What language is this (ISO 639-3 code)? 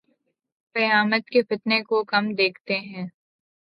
urd